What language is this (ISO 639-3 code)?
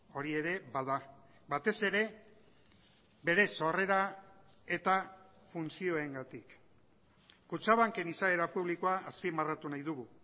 eus